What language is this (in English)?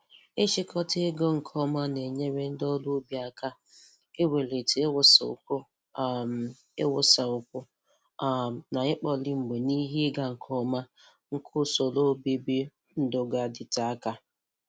Igbo